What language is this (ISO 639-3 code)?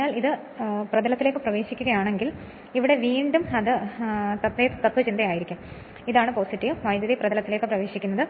mal